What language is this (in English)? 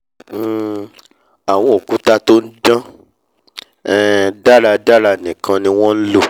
Yoruba